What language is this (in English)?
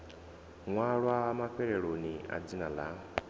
Venda